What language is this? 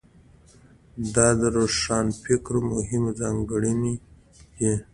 Pashto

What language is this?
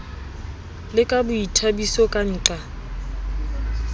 Southern Sotho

